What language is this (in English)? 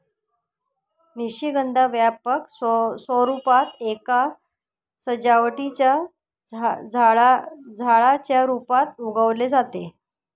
Marathi